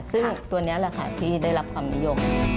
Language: Thai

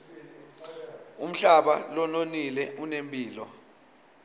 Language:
Swati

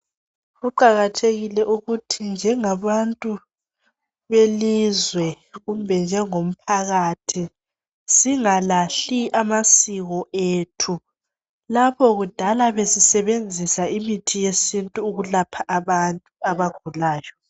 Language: North Ndebele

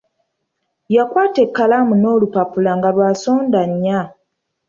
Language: Ganda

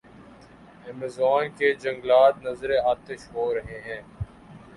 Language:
Urdu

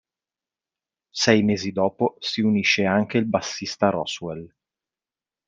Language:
Italian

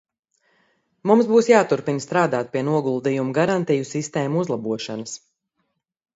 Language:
Latvian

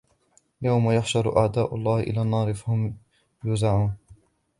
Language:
Arabic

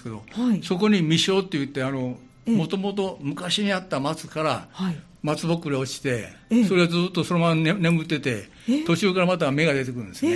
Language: Japanese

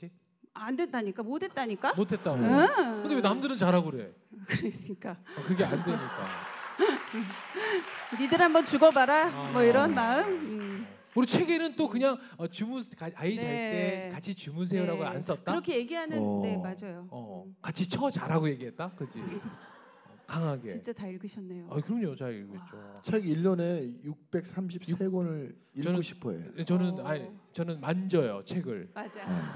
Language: Korean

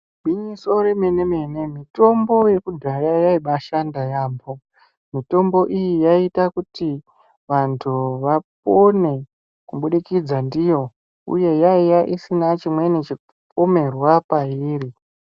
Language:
Ndau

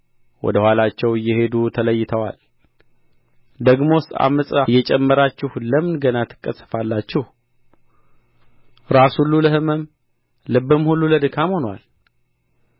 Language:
Amharic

